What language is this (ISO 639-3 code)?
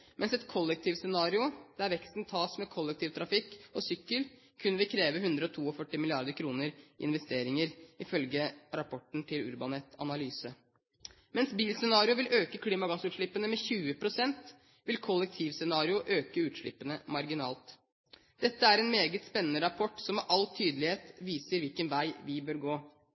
nob